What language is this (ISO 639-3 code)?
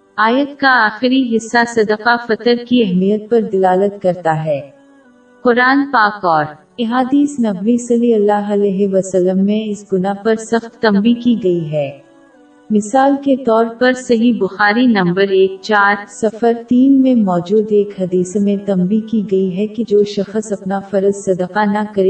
urd